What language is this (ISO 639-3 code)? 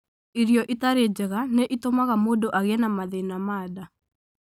kik